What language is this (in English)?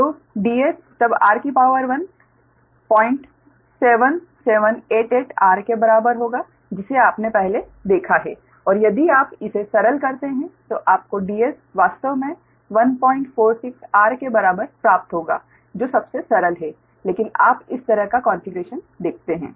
Hindi